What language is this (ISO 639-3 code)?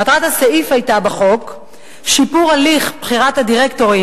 heb